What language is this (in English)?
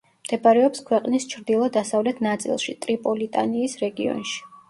Georgian